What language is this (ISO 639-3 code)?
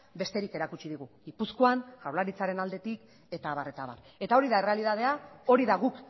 eus